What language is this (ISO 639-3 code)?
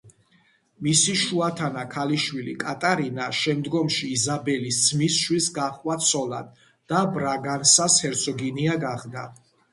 kat